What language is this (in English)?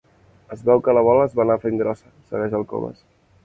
Catalan